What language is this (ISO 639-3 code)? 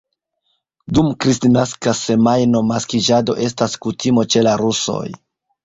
epo